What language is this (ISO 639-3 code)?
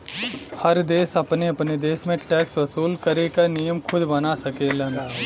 bho